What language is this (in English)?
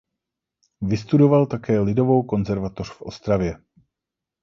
Czech